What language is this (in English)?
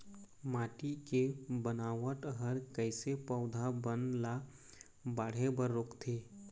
Chhattisgarhi